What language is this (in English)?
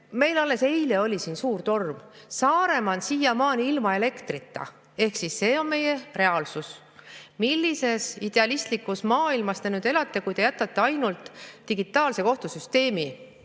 Estonian